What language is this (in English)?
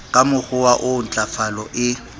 Southern Sotho